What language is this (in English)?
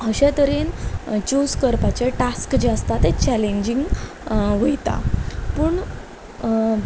Konkani